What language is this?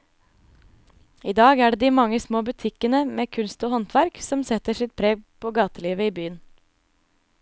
Norwegian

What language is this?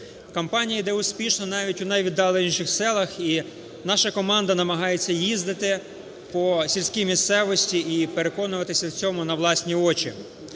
Ukrainian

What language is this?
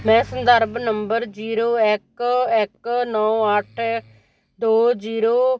Punjabi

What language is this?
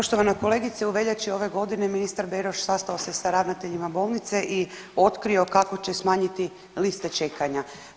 Croatian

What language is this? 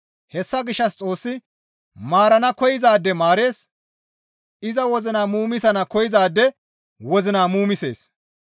Gamo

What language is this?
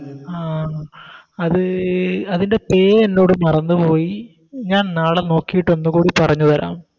Malayalam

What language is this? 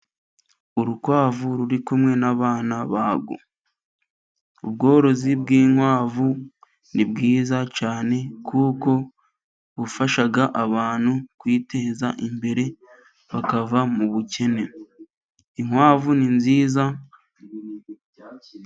Kinyarwanda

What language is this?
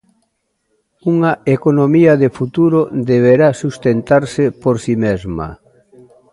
Galician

